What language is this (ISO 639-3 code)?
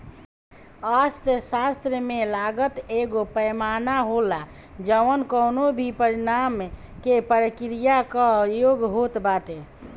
bho